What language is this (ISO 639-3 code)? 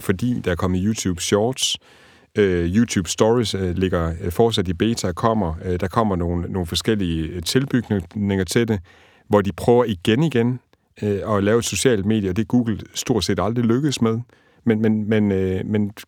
dan